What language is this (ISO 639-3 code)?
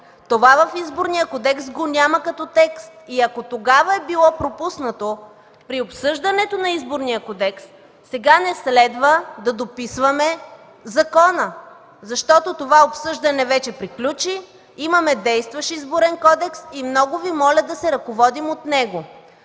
bul